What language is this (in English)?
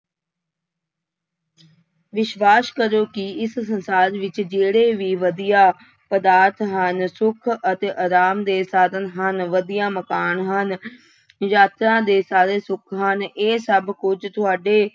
Punjabi